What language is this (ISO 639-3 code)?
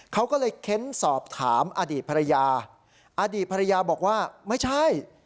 tha